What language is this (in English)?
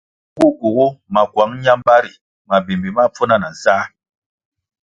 Kwasio